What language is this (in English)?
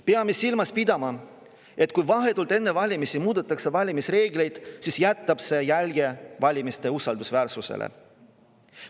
Estonian